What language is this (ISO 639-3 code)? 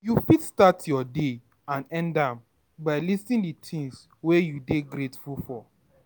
pcm